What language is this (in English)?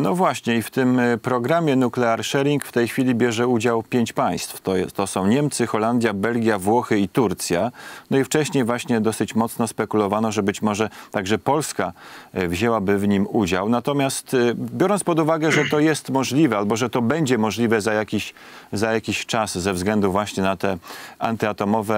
Polish